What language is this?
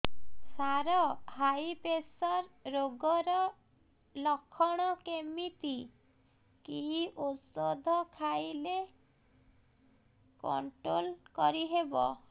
Odia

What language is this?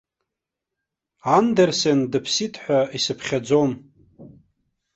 Abkhazian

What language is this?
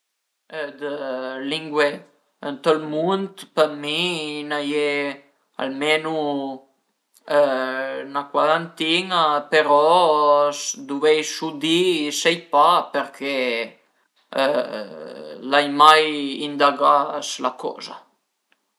Piedmontese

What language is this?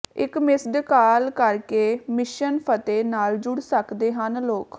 Punjabi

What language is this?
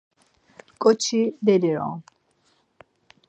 Laz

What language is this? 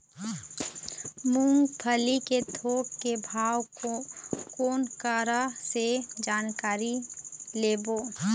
Chhattisgarhi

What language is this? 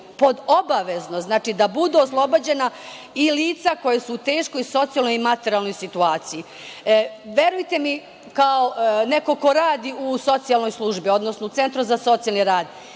Serbian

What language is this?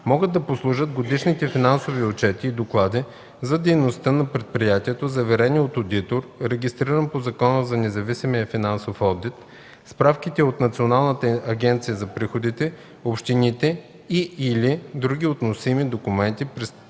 Bulgarian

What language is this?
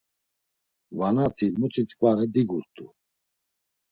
Laz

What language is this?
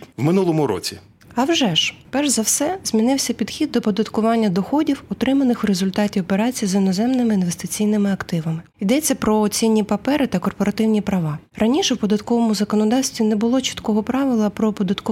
Ukrainian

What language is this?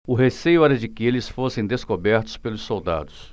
Portuguese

